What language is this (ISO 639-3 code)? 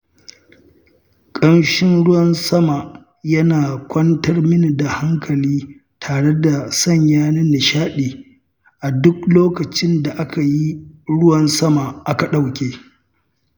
hau